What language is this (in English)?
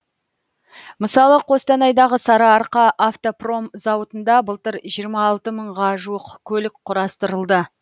Kazakh